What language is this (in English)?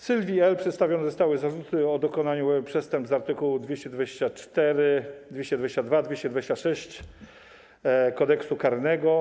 Polish